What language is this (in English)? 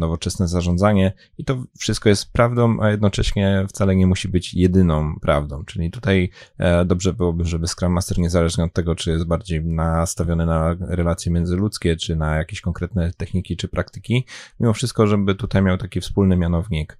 Polish